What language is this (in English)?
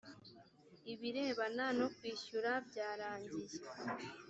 Kinyarwanda